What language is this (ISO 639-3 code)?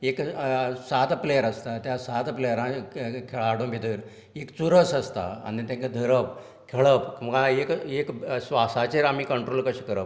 kok